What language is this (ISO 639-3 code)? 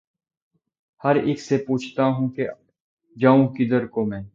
urd